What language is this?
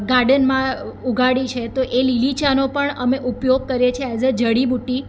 Gujarati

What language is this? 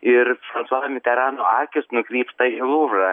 Lithuanian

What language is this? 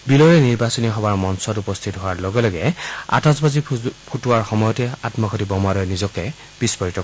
Assamese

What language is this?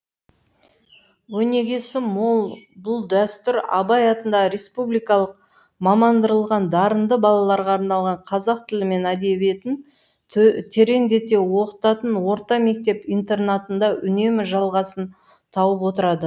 Kazakh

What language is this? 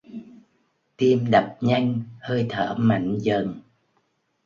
Vietnamese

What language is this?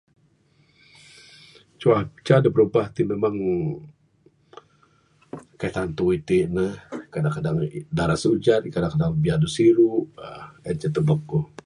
Bukar-Sadung Bidayuh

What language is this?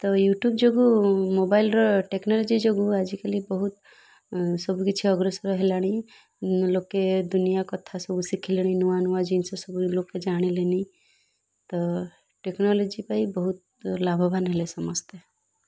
Odia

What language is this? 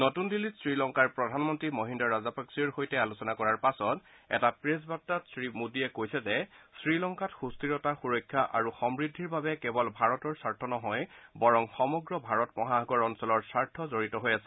Assamese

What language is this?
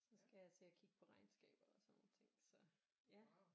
Danish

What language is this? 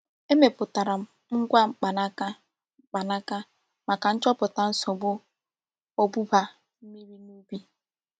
Igbo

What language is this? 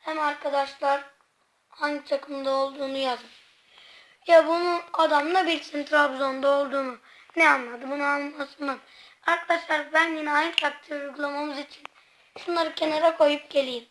Turkish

